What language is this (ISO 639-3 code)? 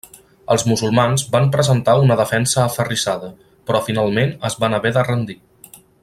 cat